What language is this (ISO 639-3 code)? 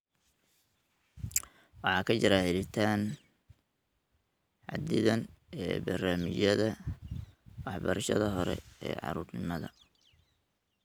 som